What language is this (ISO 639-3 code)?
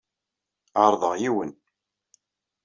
kab